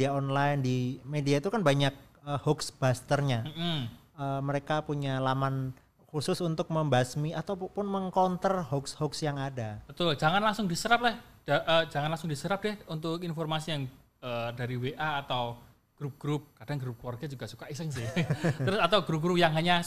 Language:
Indonesian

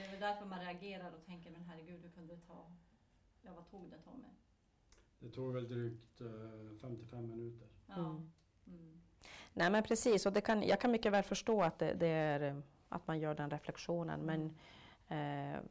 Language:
Swedish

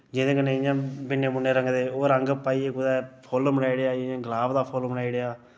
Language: Dogri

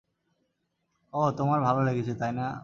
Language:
Bangla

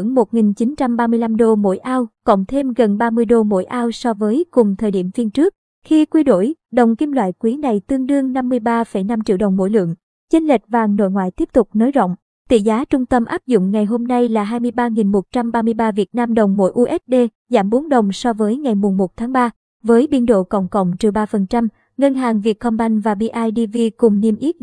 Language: Vietnamese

